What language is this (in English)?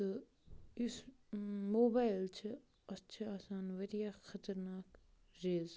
Kashmiri